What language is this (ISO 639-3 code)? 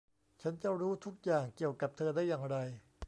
tha